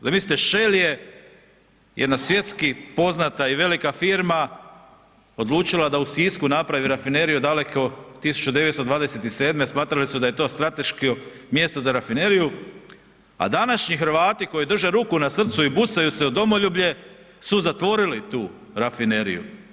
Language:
Croatian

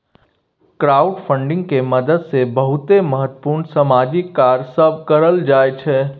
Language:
Maithili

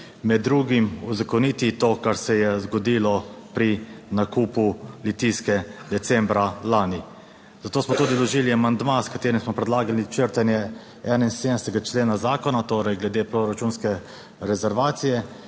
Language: Slovenian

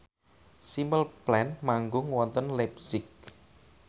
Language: Javanese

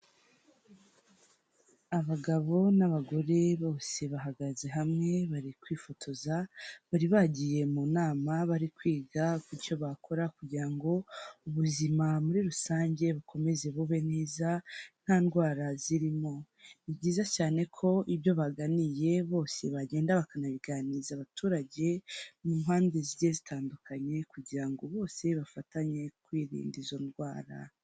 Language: Kinyarwanda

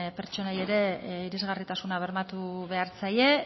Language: Basque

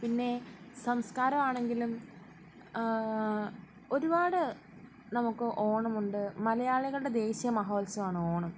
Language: Malayalam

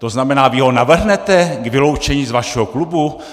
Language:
Czech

